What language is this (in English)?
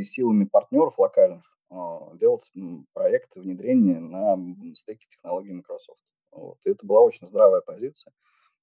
Russian